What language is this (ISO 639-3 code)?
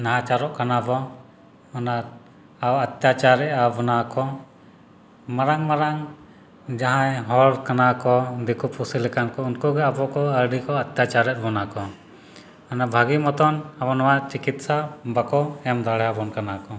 sat